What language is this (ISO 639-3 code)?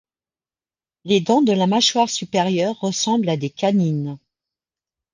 fra